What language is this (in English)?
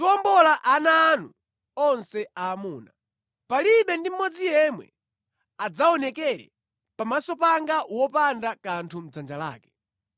Nyanja